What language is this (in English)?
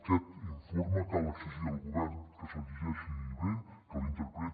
Catalan